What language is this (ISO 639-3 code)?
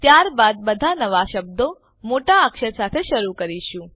guj